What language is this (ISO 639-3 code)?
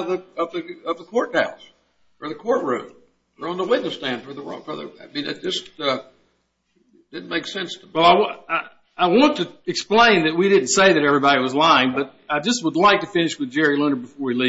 eng